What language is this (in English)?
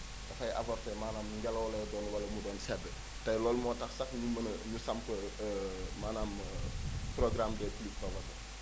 Wolof